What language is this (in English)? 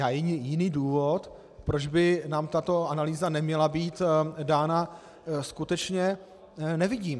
Czech